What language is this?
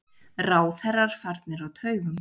Icelandic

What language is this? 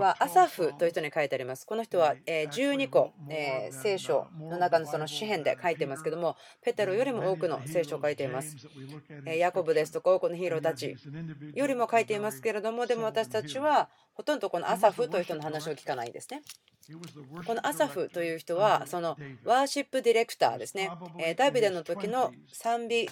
Japanese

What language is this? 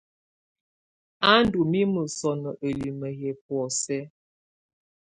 Tunen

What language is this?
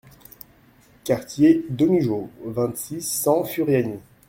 French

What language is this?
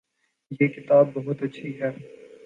Urdu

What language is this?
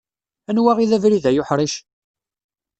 Kabyle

